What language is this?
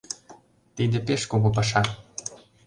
Mari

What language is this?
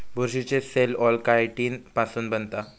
Marathi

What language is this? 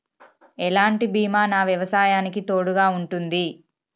Telugu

